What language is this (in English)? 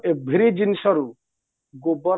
Odia